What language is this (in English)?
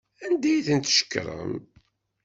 Kabyle